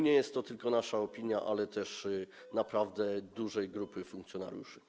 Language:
Polish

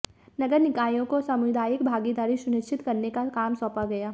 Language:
Hindi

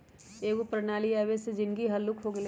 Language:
Magahi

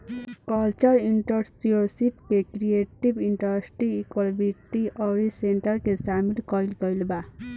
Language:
Bhojpuri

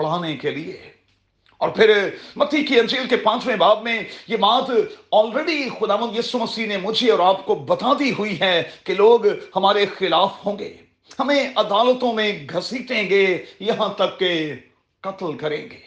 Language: Urdu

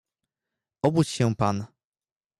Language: Polish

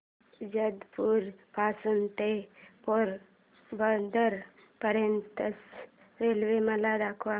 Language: Marathi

